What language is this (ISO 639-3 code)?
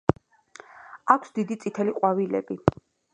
kat